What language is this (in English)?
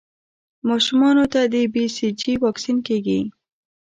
Pashto